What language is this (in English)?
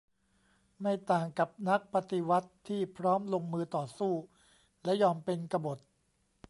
Thai